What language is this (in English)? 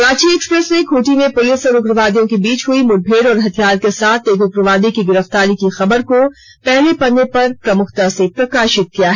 Hindi